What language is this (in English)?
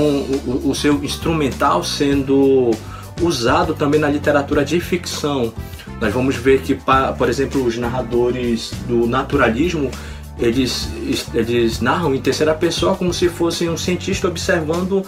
Portuguese